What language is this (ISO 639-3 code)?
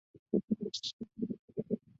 zho